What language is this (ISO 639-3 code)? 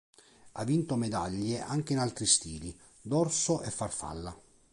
ita